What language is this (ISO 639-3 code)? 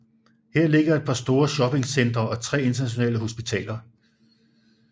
dan